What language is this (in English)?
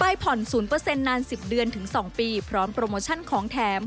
Thai